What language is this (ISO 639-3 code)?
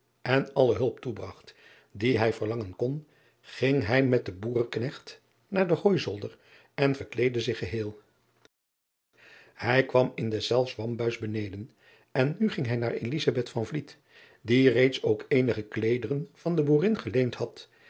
nld